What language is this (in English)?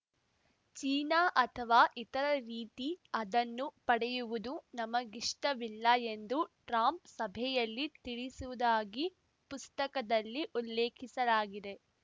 Kannada